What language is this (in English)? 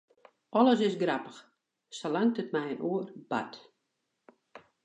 Western Frisian